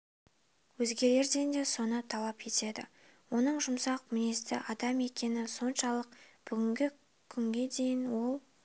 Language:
Kazakh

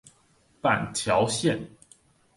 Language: Chinese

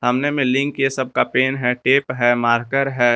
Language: Hindi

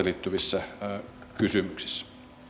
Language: Finnish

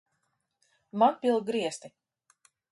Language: Latvian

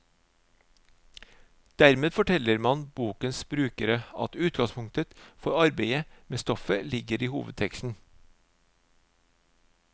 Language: Norwegian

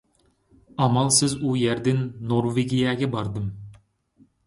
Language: Uyghur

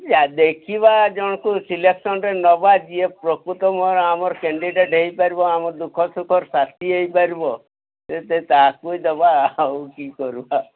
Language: Odia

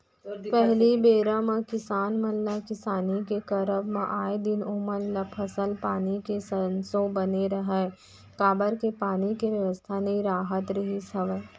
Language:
Chhattisgarhi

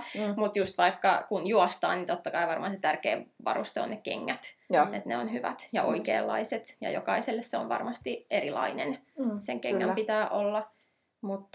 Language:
Finnish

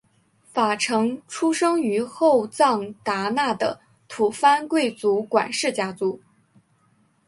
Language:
Chinese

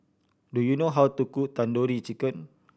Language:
English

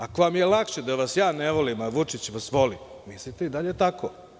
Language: Serbian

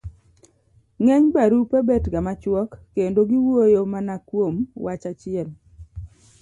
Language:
Luo (Kenya and Tanzania)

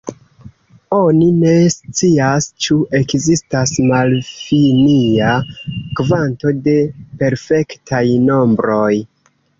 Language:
Esperanto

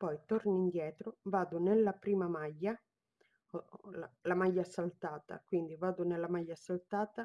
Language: Italian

